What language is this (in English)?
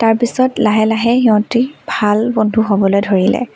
Assamese